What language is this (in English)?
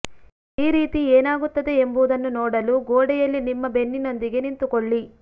Kannada